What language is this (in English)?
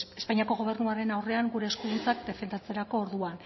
Basque